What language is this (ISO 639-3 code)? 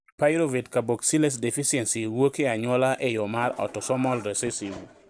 luo